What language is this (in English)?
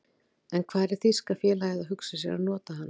Icelandic